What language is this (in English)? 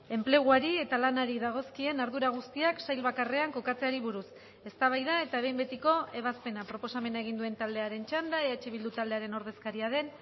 Basque